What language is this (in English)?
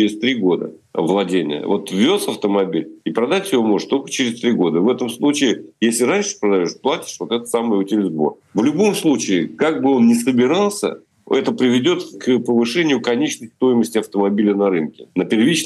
Russian